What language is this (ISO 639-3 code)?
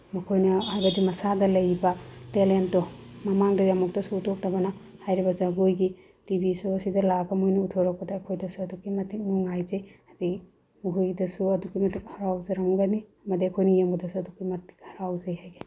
mni